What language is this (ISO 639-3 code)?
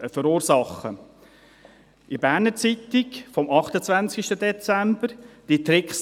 gsw